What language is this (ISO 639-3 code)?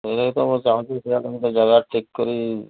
ori